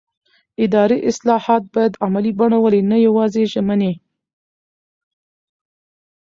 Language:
Pashto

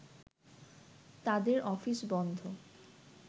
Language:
Bangla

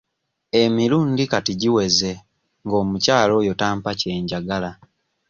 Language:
Ganda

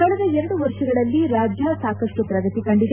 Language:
Kannada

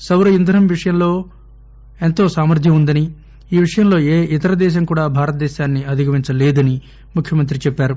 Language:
Telugu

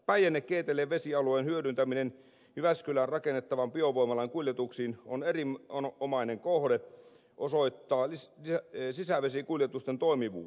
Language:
Finnish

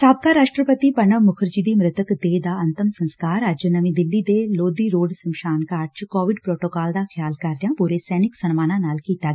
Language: Punjabi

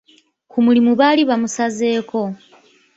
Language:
Ganda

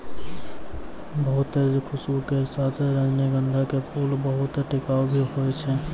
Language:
Maithili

